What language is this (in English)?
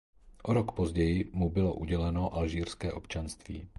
Czech